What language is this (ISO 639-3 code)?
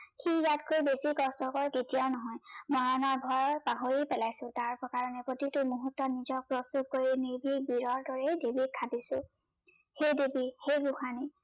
asm